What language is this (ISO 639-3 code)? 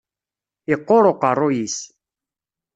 kab